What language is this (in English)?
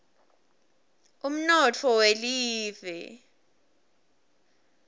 Swati